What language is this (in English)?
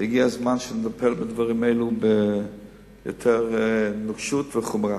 Hebrew